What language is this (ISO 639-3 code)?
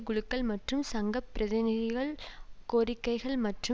tam